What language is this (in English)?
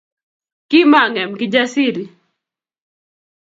Kalenjin